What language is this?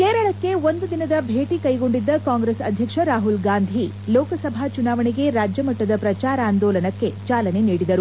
Kannada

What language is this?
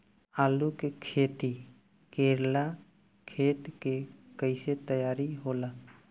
Bhojpuri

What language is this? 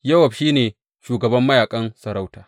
Hausa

